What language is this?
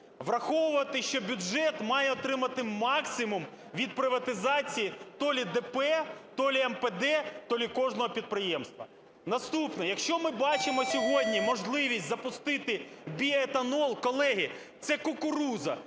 Ukrainian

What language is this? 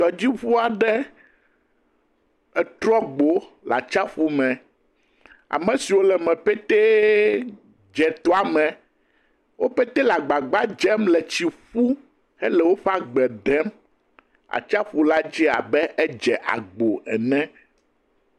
Ewe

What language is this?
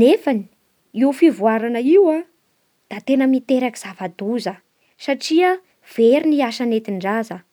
Bara Malagasy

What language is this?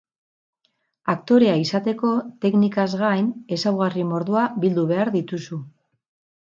Basque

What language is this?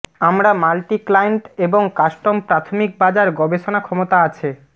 Bangla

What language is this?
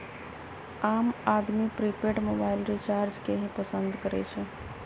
Magahi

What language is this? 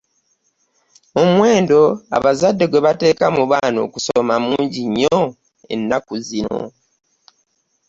Ganda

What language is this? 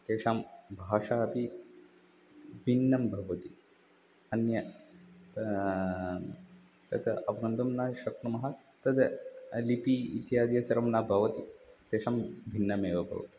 Sanskrit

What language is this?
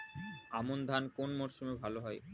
Bangla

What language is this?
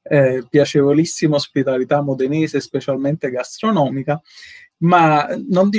Italian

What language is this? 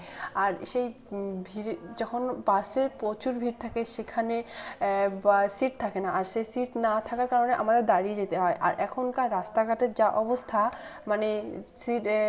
Bangla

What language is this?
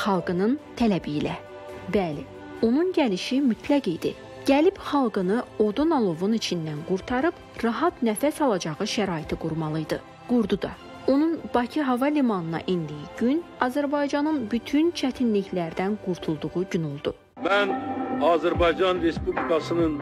Turkish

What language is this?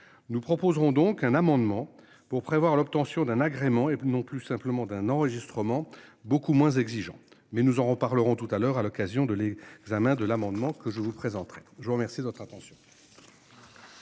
French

